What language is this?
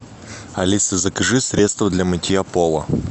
Russian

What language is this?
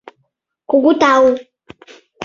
Mari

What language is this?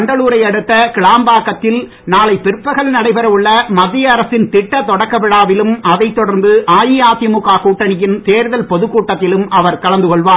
Tamil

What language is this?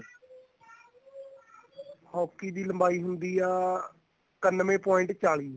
Punjabi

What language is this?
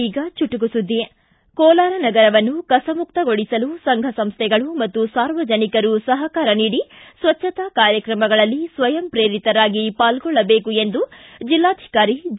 Kannada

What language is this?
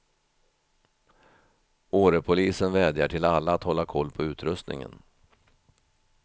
Swedish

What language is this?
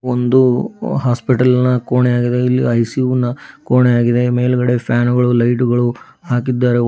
Kannada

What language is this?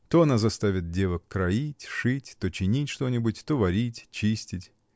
Russian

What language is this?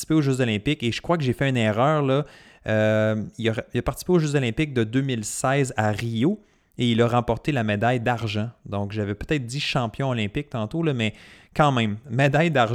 French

